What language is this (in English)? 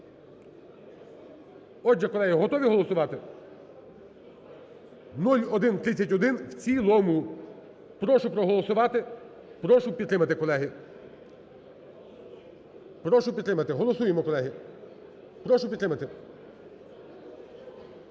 Ukrainian